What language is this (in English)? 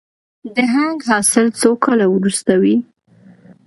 Pashto